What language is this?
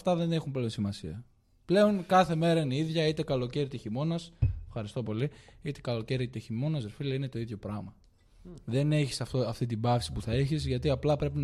Greek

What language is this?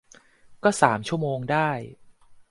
Thai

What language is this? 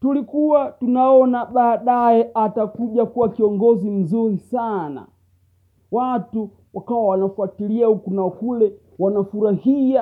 Swahili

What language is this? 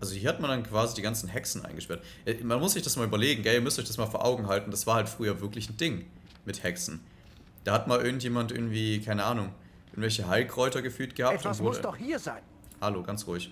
German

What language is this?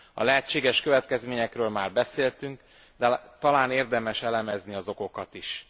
Hungarian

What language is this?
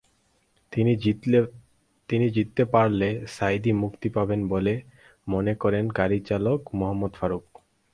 Bangla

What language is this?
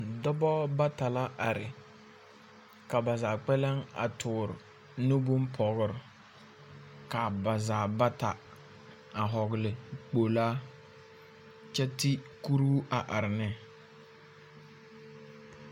Southern Dagaare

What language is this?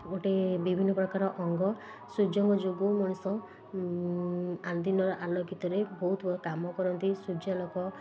Odia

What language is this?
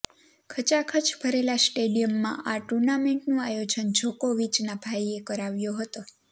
Gujarati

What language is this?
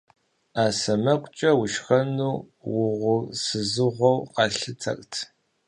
Kabardian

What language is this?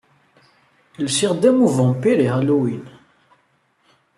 Kabyle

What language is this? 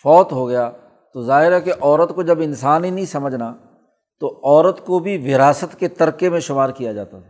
Urdu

